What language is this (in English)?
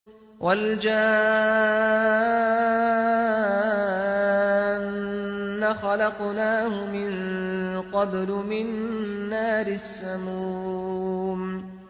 Arabic